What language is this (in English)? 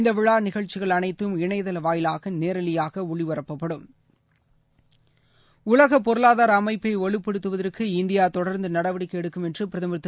Tamil